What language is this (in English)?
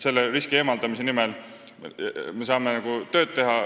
Estonian